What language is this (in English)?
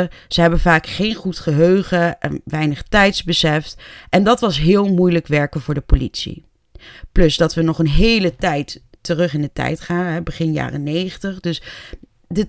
Dutch